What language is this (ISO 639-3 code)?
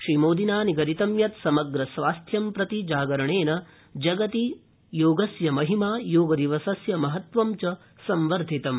san